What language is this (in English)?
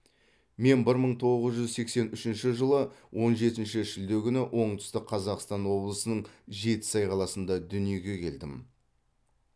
Kazakh